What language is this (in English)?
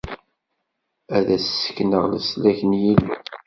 Kabyle